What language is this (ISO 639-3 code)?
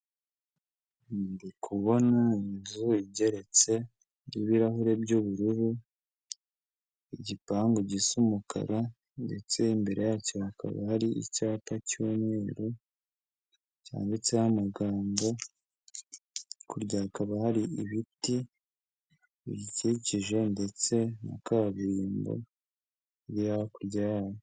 kin